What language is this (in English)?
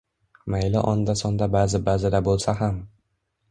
Uzbek